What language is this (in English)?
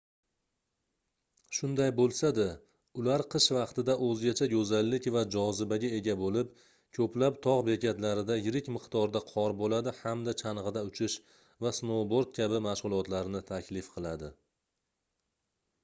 Uzbek